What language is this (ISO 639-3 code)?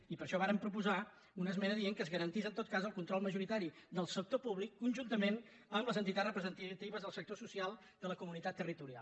cat